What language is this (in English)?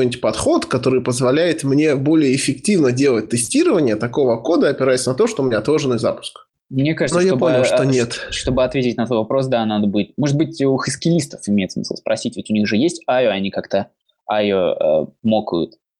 Russian